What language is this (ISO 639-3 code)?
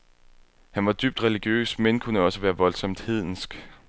dan